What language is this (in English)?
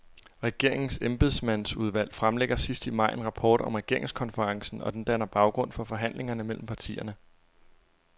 Danish